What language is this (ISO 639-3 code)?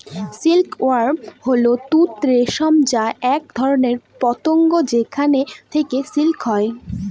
ben